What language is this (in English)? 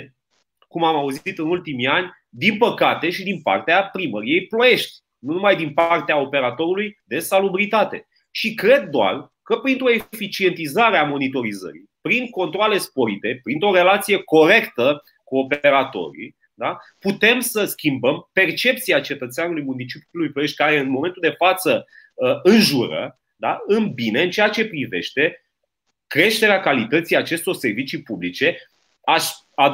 Romanian